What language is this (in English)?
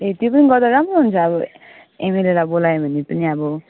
Nepali